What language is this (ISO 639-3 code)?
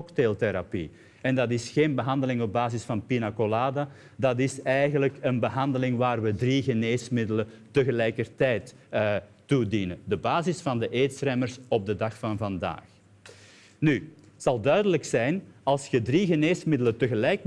nld